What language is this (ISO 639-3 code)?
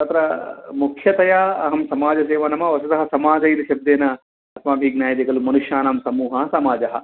san